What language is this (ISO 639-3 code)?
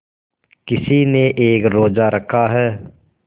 hin